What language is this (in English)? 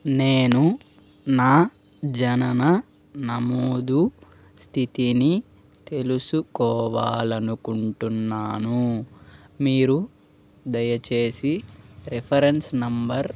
Telugu